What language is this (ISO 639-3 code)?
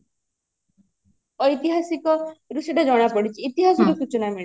ori